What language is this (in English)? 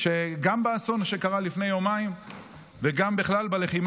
Hebrew